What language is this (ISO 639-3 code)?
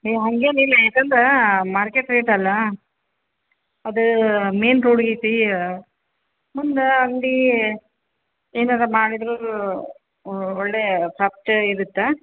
kan